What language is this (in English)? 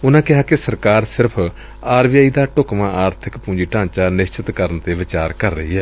Punjabi